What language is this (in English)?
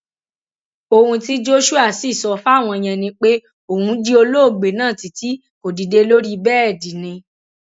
Yoruba